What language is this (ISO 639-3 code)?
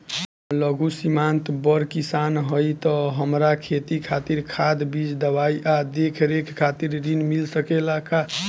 bho